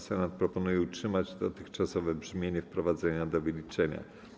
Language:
Polish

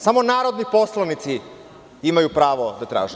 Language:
Serbian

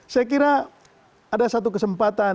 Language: Indonesian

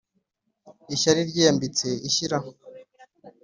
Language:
Kinyarwanda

